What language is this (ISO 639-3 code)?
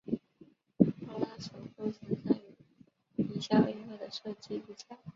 zho